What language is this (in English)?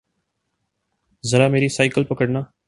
Urdu